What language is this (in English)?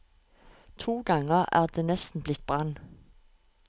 Norwegian